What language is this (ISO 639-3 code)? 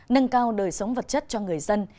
vie